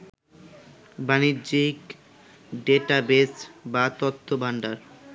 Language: Bangla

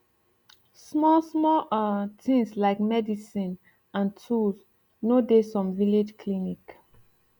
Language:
Nigerian Pidgin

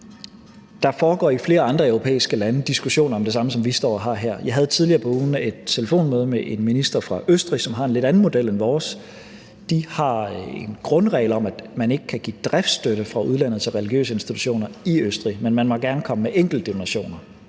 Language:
Danish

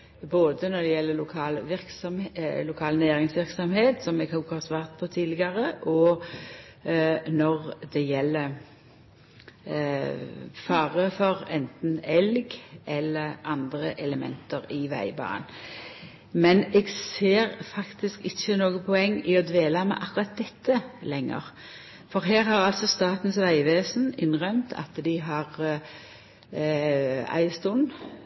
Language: Norwegian Nynorsk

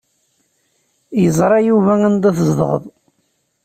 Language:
Kabyle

